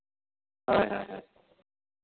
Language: Santali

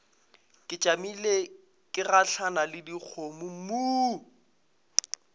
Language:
Northern Sotho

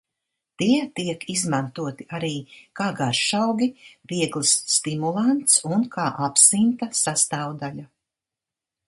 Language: Latvian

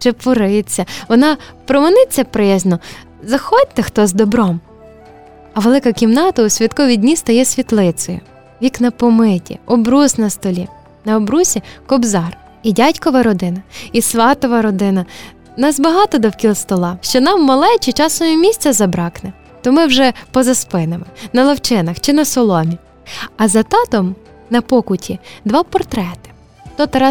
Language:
Ukrainian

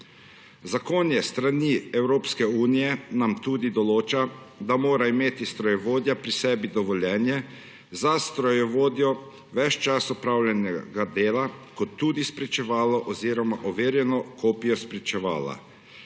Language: Slovenian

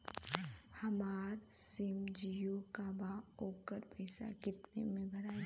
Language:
Bhojpuri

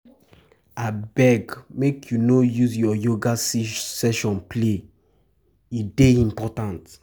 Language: Nigerian Pidgin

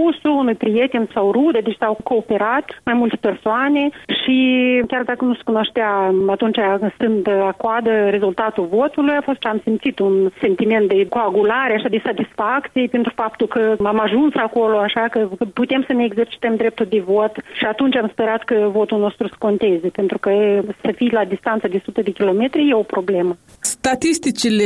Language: Romanian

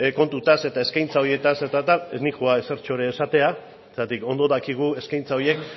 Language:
Basque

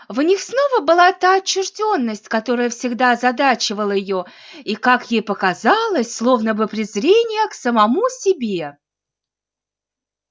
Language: Russian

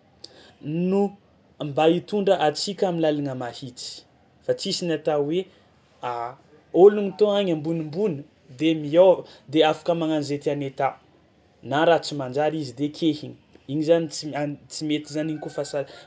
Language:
Tsimihety Malagasy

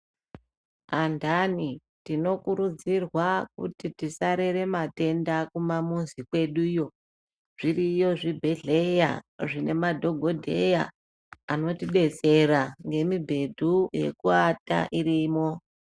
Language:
Ndau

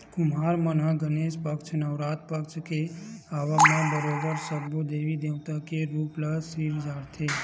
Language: Chhattisgarhi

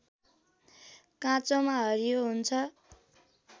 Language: Nepali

